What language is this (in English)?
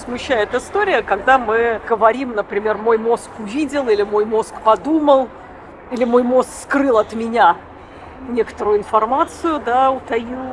Russian